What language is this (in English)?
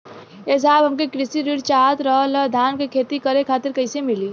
Bhojpuri